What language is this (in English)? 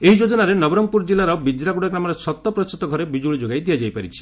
Odia